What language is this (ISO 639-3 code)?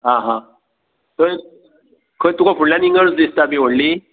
kok